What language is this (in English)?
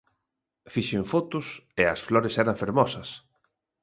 Galician